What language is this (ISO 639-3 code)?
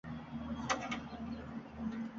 uzb